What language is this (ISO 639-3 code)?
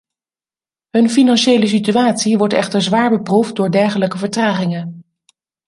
nld